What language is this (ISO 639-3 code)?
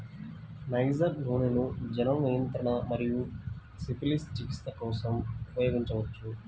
tel